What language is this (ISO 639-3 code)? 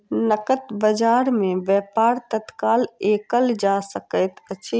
mai